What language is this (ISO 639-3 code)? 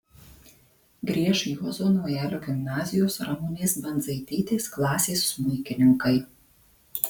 lit